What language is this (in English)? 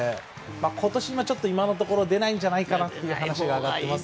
Japanese